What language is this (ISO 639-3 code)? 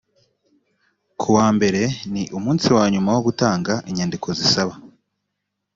kin